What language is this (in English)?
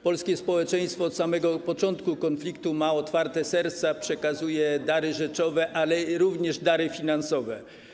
Polish